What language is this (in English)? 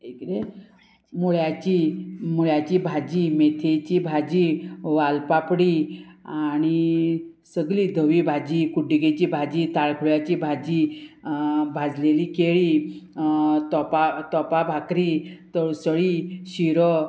Konkani